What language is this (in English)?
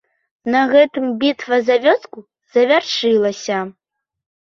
Belarusian